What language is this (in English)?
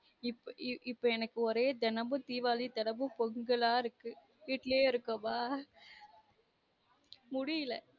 Tamil